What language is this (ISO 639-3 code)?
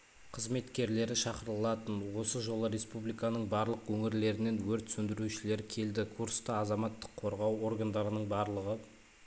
kaz